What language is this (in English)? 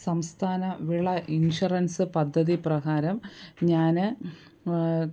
Malayalam